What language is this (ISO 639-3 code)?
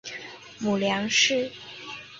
zho